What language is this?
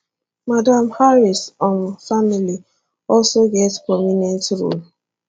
Nigerian Pidgin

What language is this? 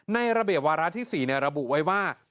Thai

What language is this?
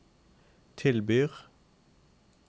Norwegian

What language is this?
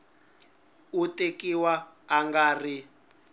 Tsonga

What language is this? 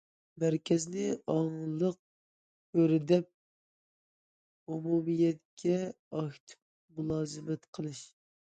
Uyghur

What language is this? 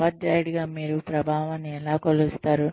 Telugu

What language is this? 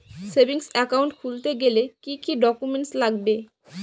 Bangla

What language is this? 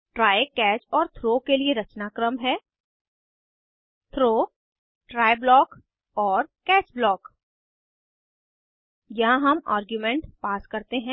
Hindi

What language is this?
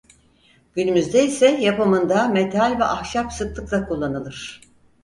Turkish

